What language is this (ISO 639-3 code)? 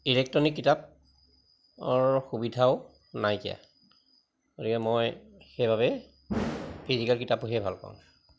asm